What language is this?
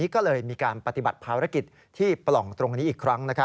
Thai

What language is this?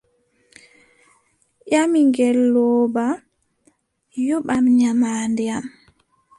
Adamawa Fulfulde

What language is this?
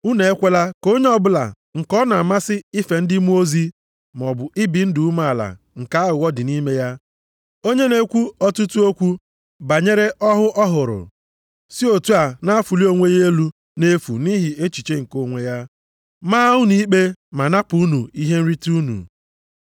Igbo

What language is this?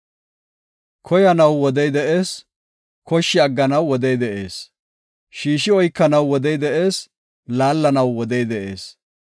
Gofa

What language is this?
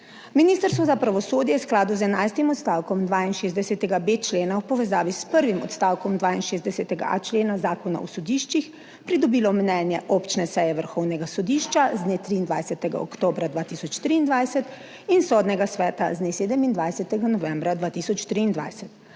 Slovenian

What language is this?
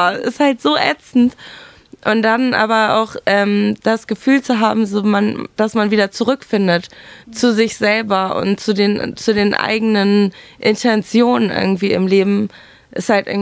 German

